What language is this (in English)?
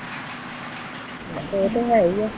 Punjabi